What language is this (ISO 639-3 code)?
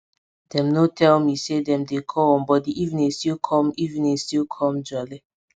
pcm